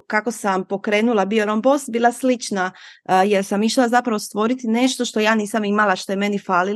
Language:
Croatian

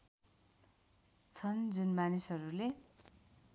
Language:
Nepali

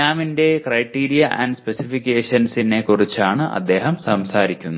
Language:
Malayalam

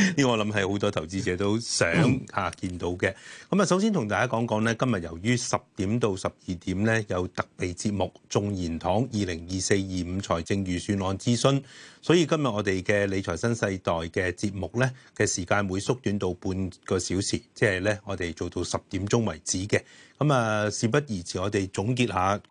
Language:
Chinese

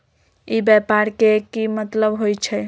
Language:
Magahi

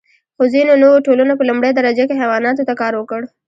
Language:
Pashto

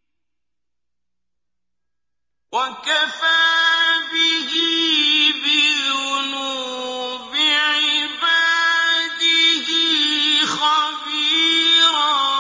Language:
Arabic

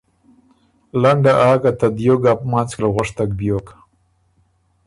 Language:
Ormuri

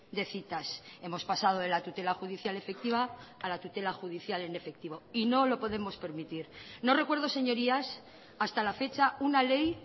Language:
Spanish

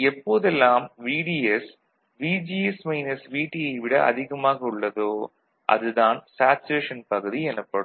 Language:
Tamil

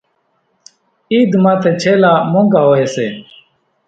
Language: Kachi Koli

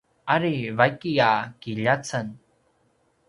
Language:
Paiwan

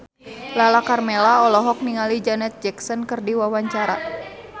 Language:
Sundanese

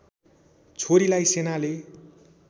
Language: Nepali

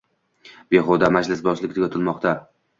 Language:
Uzbek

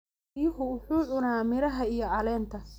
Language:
Somali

